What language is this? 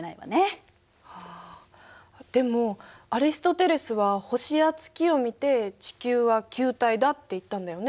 Japanese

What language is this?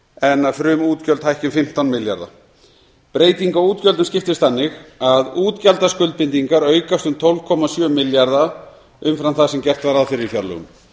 Icelandic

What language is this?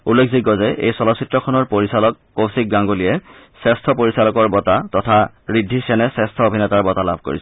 Assamese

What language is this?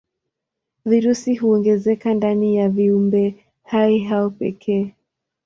Swahili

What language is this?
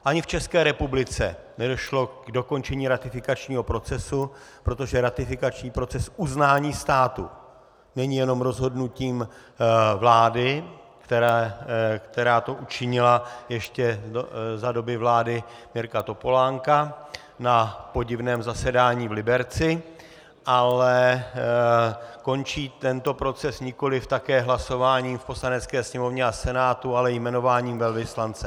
Czech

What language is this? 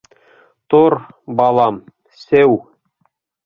Bashkir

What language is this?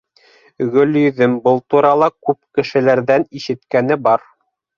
Bashkir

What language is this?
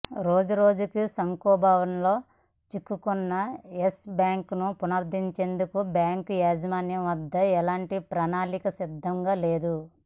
Telugu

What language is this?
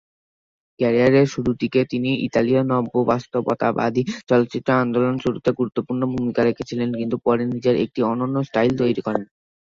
Bangla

